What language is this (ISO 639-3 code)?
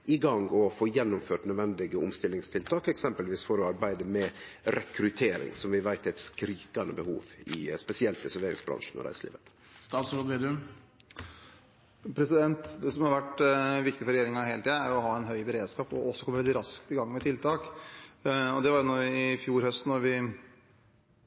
nor